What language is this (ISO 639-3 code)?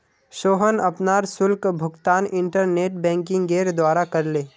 mag